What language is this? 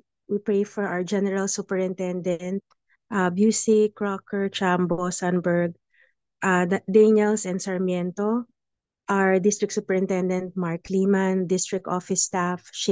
Filipino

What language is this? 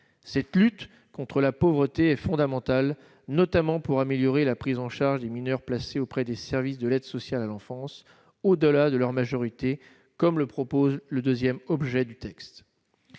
French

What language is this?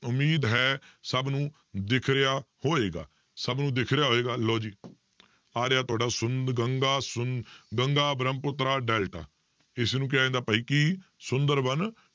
Punjabi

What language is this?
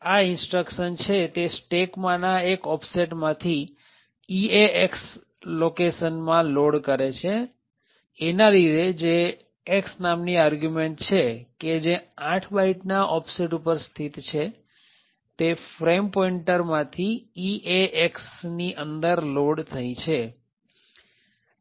Gujarati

